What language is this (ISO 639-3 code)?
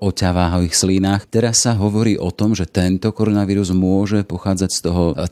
slk